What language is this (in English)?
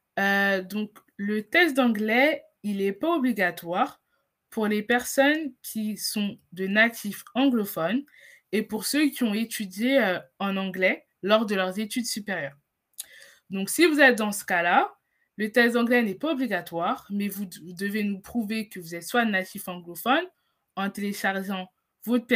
French